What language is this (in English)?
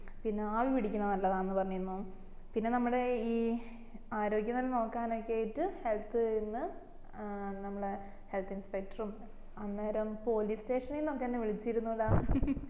Malayalam